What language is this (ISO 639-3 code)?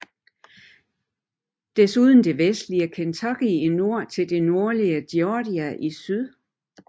dan